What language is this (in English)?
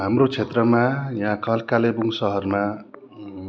Nepali